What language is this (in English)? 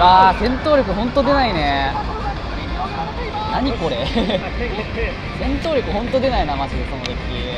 Japanese